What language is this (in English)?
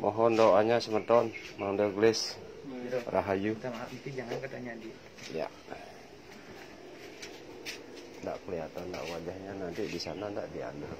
Indonesian